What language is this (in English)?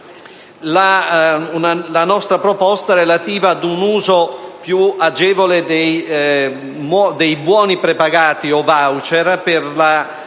Italian